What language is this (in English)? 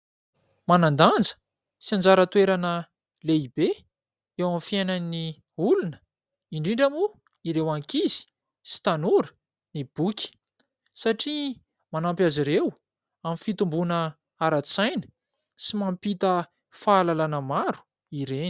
Malagasy